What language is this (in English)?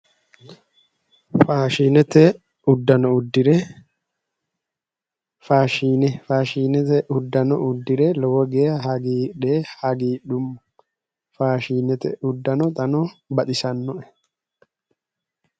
Sidamo